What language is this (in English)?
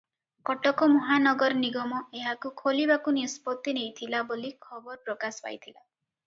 Odia